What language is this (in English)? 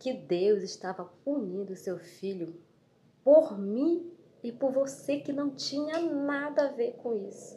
Portuguese